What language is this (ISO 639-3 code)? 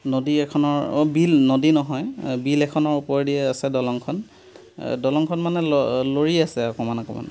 asm